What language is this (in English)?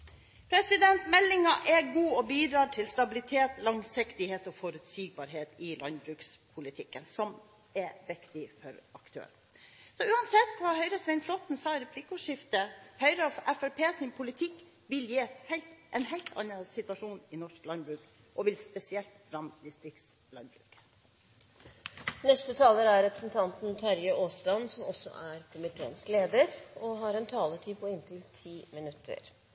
Norwegian Bokmål